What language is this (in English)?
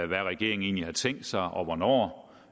Danish